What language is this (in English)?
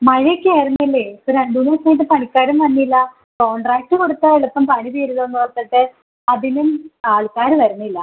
Malayalam